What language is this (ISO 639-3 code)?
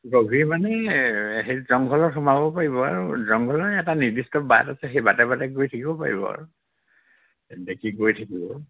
asm